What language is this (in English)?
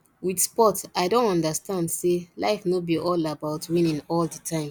Nigerian Pidgin